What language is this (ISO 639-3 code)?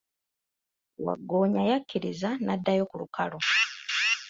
lug